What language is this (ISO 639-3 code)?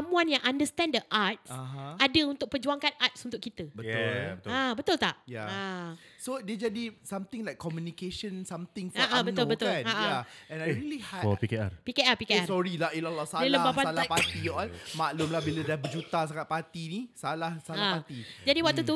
msa